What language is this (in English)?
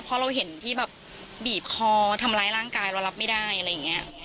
Thai